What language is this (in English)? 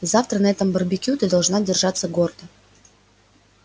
Russian